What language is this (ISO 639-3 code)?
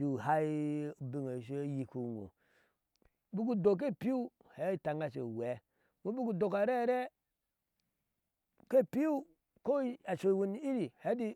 ahs